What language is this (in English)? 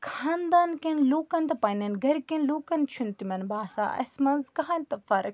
Kashmiri